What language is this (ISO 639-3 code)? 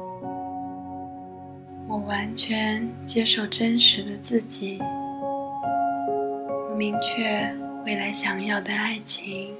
zho